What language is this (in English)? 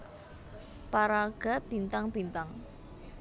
Javanese